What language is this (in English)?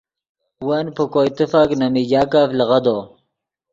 Yidgha